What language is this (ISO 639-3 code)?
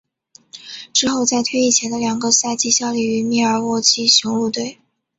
zho